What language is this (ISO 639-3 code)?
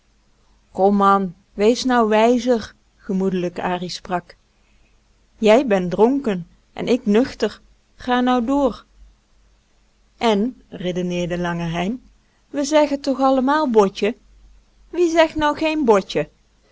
nld